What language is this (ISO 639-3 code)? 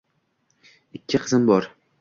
uzb